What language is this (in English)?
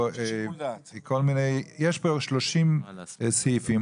Hebrew